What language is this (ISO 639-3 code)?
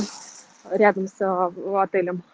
rus